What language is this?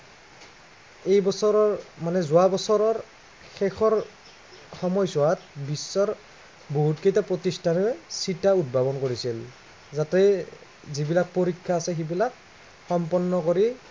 Assamese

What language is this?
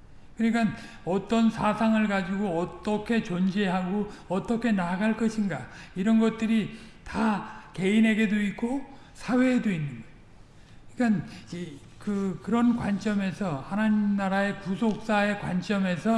Korean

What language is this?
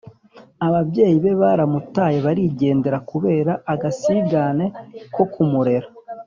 Kinyarwanda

